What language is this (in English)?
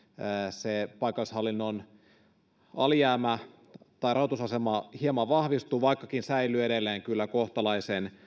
Finnish